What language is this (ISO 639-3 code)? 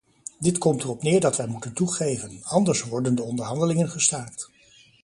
nld